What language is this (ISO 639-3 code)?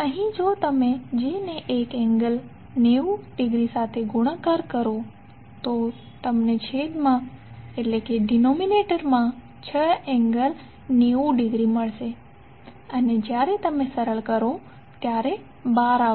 guj